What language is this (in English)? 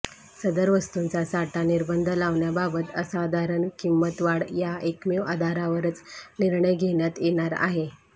Marathi